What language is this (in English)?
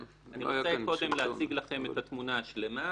Hebrew